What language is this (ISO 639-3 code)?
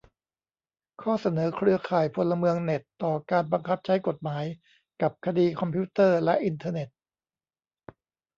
tha